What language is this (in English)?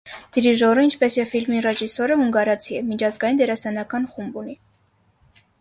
Armenian